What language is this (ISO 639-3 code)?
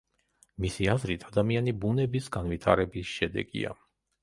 kat